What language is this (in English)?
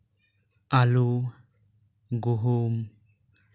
Santali